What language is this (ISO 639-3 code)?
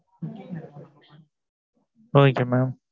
tam